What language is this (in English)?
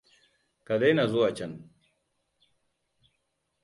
Hausa